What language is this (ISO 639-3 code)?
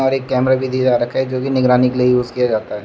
hin